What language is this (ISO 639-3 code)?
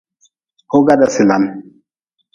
nmz